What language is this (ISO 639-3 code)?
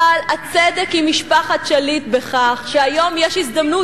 heb